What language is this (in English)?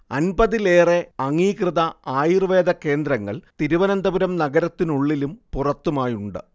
Malayalam